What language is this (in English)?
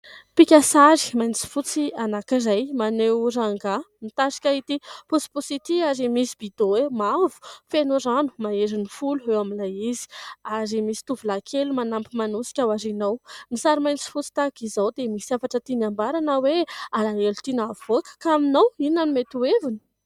Malagasy